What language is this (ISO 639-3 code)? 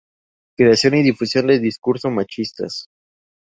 spa